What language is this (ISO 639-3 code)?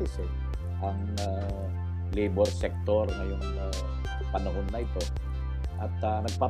fil